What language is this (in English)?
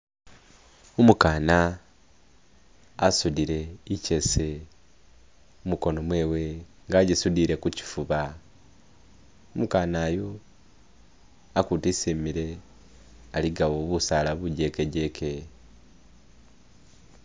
Masaaba